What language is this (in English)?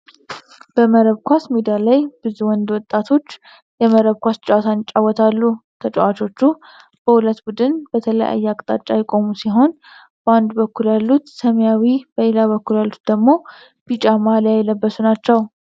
Amharic